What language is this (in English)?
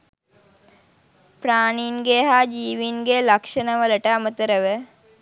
Sinhala